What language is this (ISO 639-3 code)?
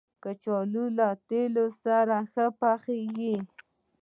pus